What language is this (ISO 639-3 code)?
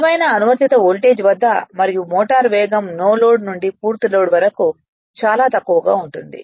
tel